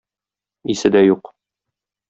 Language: Tatar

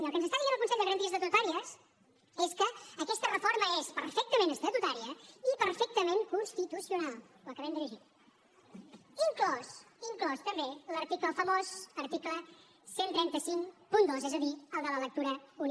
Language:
Catalan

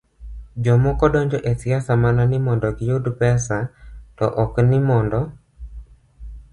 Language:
Luo (Kenya and Tanzania)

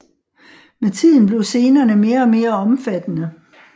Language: Danish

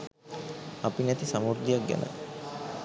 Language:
Sinhala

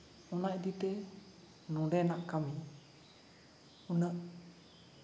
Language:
Santali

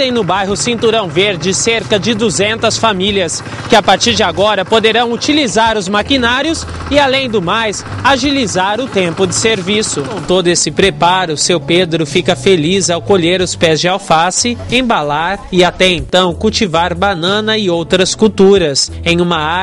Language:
Portuguese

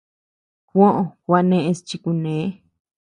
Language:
Tepeuxila Cuicatec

